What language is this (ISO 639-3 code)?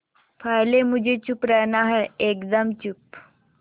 hin